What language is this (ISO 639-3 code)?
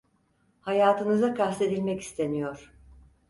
tur